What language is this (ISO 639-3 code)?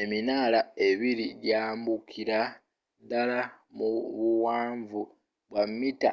lug